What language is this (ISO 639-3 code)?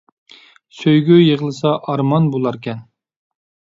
uig